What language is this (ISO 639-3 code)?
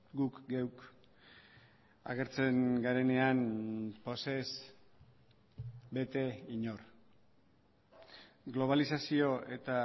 eus